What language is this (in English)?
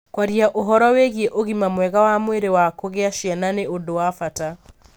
Kikuyu